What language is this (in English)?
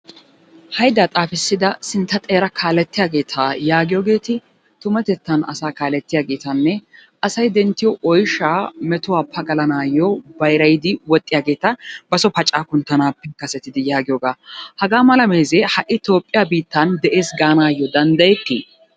Wolaytta